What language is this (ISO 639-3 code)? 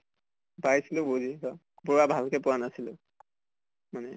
asm